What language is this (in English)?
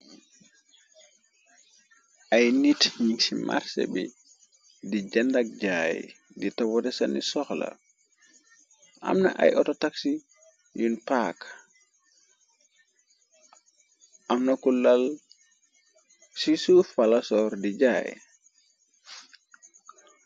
Wolof